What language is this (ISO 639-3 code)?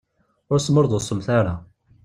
kab